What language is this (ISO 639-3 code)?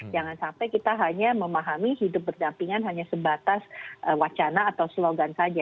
ind